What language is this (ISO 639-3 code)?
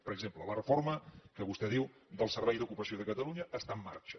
cat